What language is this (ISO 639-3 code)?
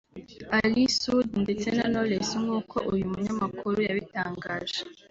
kin